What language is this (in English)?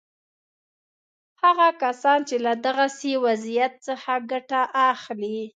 Pashto